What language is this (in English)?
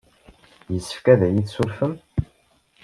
Kabyle